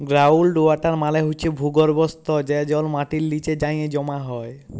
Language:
Bangla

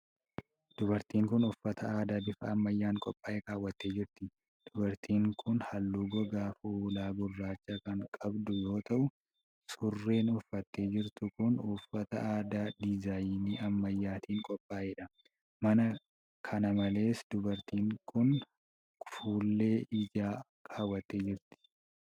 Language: Oromo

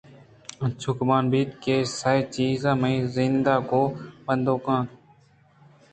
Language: Eastern Balochi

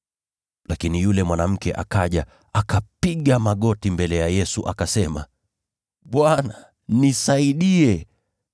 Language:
Swahili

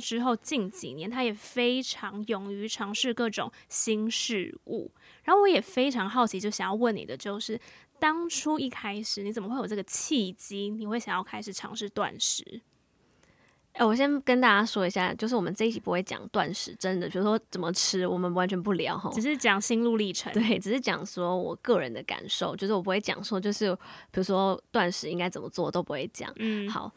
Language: Chinese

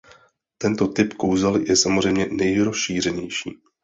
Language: Czech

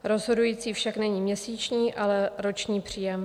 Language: Czech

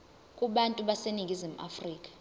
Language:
Zulu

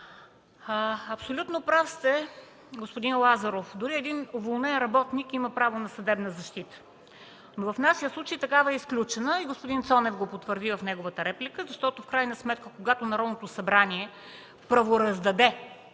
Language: Bulgarian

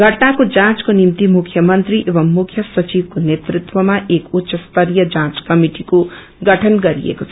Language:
Nepali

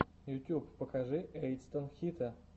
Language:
Russian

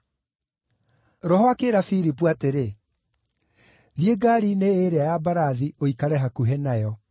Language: Kikuyu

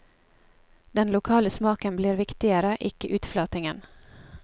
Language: Norwegian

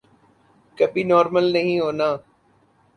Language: Urdu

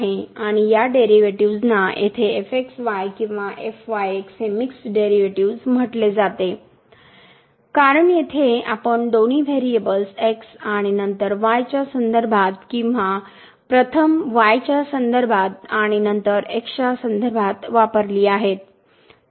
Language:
Marathi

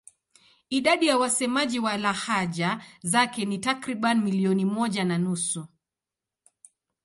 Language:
Swahili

